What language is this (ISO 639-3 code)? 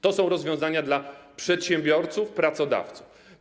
pol